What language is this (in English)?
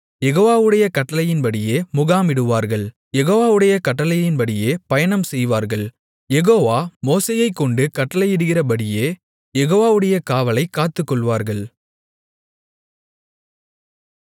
Tamil